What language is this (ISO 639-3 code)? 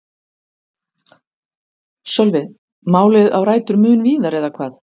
isl